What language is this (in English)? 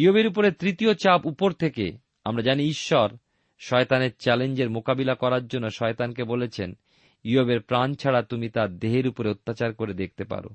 Bangla